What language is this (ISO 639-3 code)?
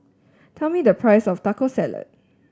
eng